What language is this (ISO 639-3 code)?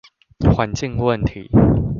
zho